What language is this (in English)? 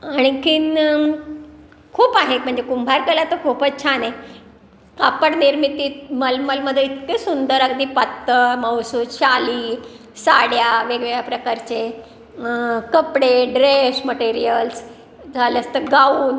Marathi